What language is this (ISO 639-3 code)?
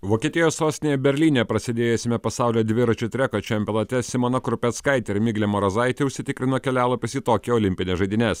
lit